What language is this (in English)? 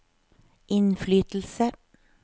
Norwegian